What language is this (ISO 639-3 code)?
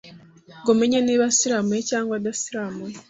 kin